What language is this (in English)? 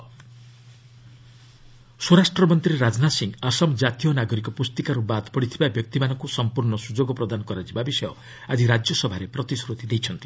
Odia